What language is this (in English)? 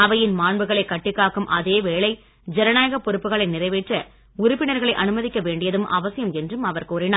Tamil